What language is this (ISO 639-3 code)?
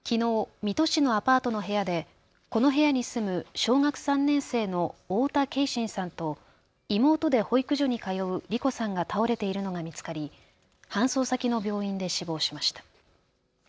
jpn